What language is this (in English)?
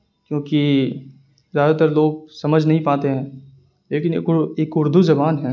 Urdu